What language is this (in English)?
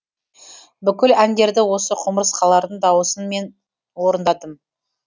Kazakh